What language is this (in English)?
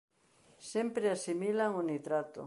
Galician